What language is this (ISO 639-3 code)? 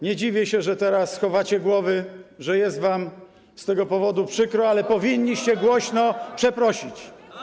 pol